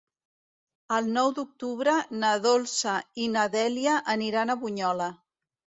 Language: Catalan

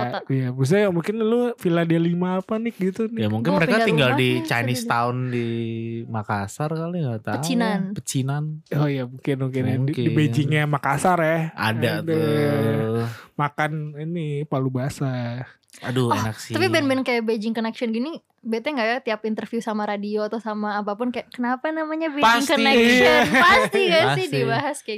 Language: Indonesian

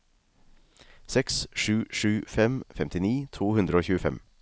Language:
Norwegian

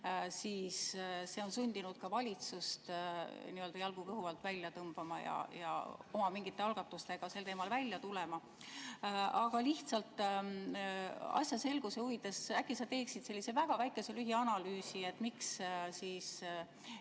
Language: Estonian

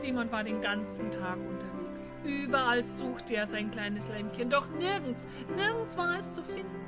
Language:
German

